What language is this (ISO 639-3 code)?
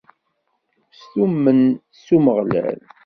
kab